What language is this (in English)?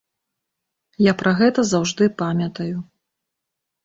Belarusian